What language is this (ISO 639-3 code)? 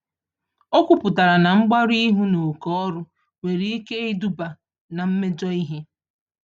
ibo